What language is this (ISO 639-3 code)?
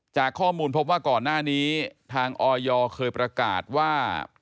tha